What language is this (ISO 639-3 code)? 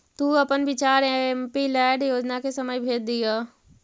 mag